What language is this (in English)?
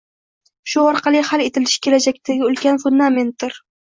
Uzbek